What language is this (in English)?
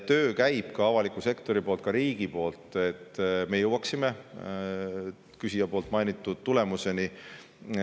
Estonian